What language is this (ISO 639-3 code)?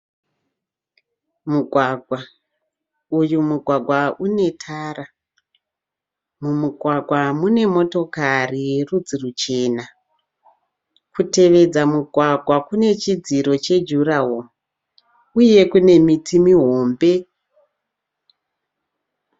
sna